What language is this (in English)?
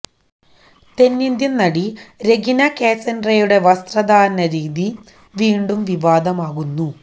Malayalam